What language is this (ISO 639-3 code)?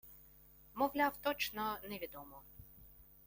ukr